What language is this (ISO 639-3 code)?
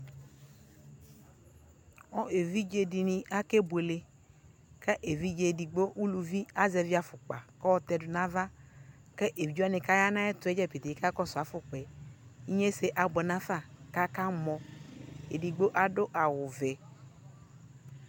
kpo